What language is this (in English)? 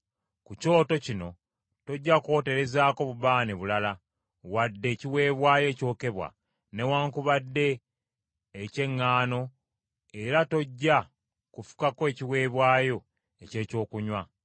Ganda